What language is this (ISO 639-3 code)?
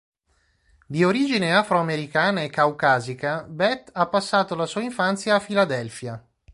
ita